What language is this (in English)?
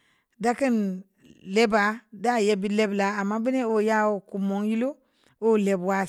Samba Leko